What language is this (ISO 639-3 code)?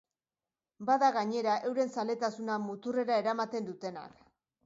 eus